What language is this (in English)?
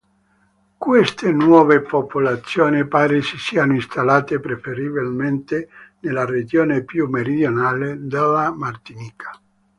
Italian